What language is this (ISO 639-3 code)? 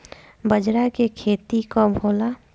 bho